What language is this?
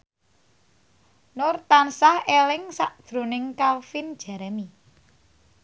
Javanese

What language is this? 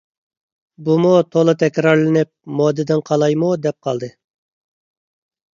Uyghur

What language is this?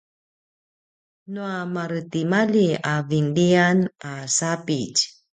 Paiwan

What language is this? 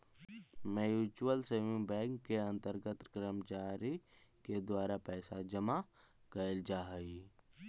Magahi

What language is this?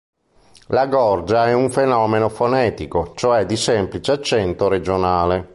Italian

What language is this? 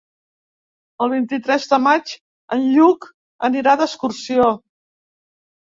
Catalan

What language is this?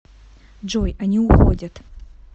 Russian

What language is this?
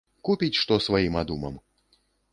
Belarusian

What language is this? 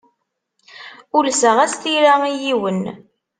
Kabyle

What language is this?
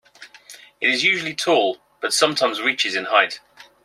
English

